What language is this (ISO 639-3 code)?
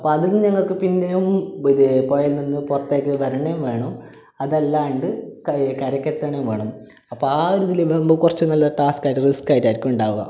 mal